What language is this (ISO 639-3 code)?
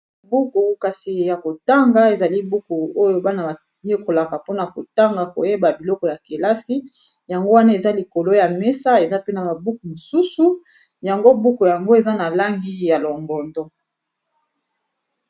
lin